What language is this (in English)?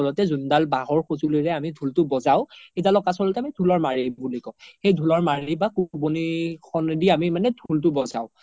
Assamese